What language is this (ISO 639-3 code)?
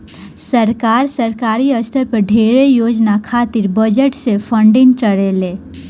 bho